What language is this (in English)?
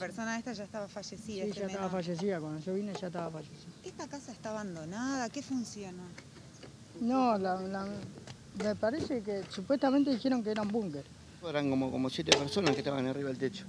Spanish